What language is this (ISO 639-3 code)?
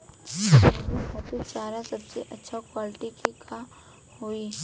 bho